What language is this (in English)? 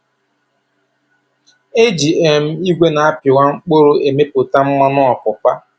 Igbo